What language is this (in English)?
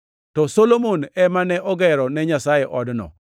Luo (Kenya and Tanzania)